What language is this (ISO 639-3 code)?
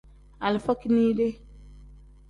kdh